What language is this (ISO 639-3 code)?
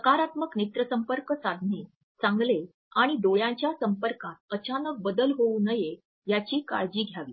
mar